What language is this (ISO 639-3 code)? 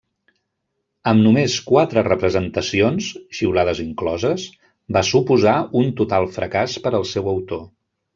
cat